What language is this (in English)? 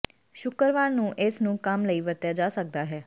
Punjabi